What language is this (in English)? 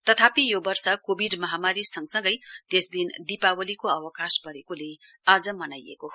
Nepali